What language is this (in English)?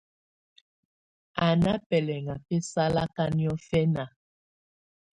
Tunen